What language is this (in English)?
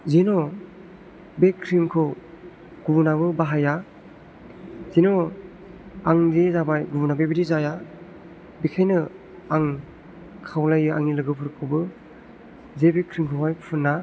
Bodo